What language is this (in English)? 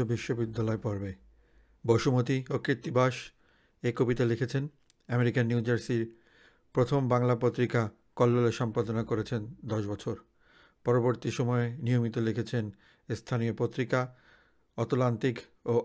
Bangla